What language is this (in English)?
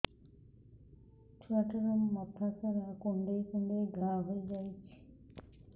Odia